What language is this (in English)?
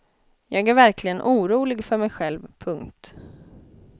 Swedish